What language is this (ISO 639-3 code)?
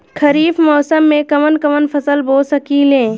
bho